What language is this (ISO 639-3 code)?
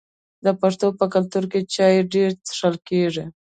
pus